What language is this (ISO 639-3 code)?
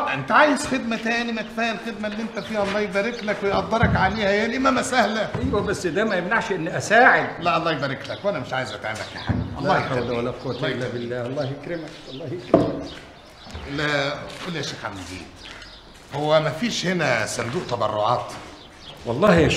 ara